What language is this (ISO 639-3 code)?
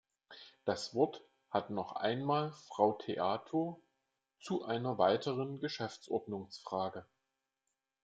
deu